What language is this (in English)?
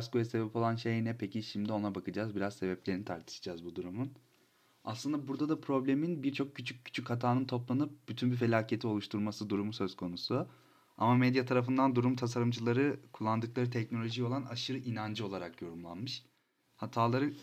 Turkish